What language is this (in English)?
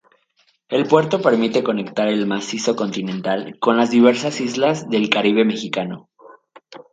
Spanish